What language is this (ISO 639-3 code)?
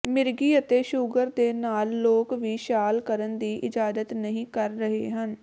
pan